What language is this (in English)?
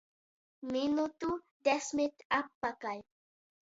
Latgalian